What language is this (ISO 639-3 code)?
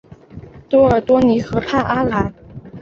zho